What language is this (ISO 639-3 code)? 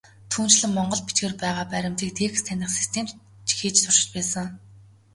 mon